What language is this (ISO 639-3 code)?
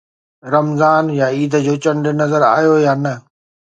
snd